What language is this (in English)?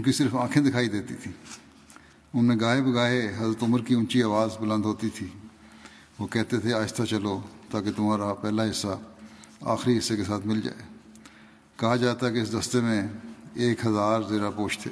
Urdu